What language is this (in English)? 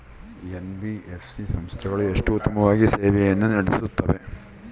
Kannada